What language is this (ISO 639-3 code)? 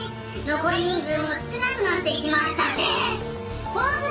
jpn